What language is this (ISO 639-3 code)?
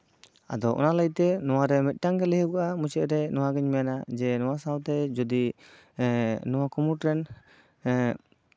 sat